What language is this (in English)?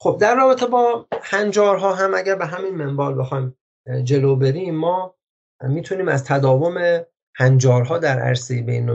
Persian